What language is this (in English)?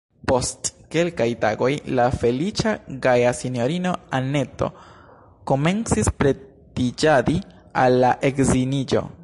Esperanto